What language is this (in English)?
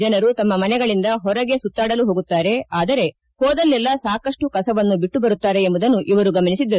Kannada